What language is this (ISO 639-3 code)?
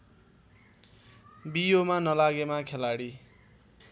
nep